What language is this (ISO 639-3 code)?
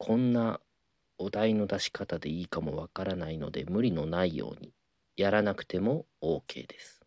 jpn